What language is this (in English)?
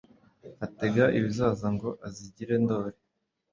Kinyarwanda